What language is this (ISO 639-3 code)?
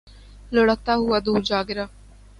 urd